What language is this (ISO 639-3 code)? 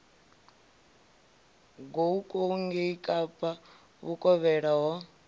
ven